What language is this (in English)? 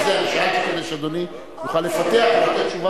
Hebrew